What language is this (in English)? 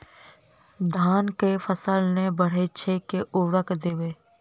Maithili